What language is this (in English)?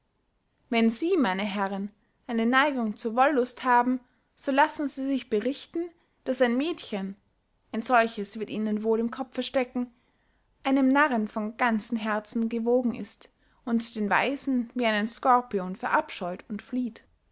German